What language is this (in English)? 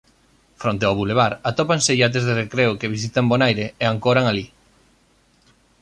Galician